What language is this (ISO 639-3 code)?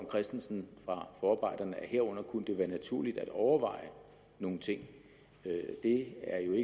dan